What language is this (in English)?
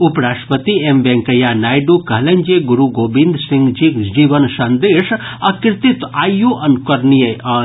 Maithili